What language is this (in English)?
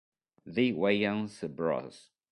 Italian